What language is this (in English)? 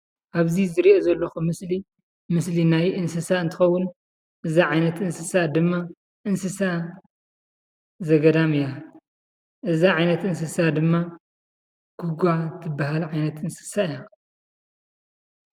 Tigrinya